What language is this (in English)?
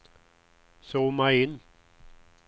Swedish